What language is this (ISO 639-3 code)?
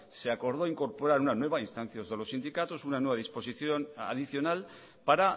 spa